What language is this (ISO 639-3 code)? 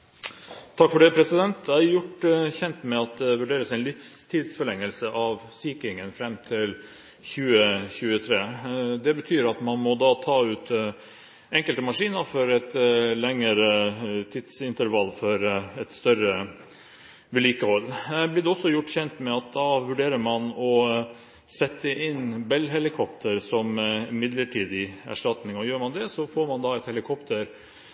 nob